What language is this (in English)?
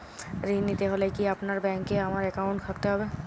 Bangla